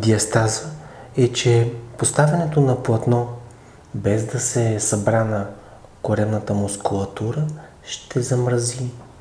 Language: Bulgarian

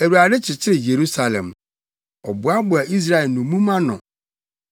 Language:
Akan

